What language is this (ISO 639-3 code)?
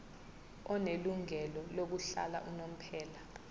zul